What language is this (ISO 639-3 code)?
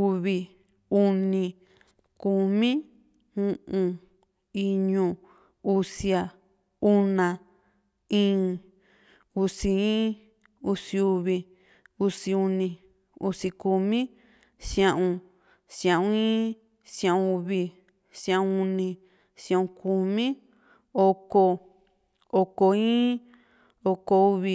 vmc